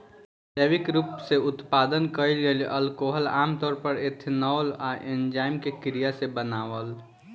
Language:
Bhojpuri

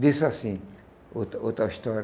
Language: Portuguese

